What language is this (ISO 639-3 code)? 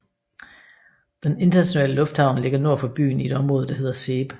dan